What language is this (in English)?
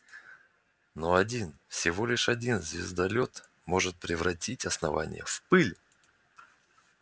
Russian